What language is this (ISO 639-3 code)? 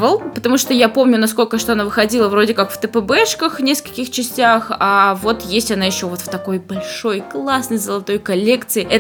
rus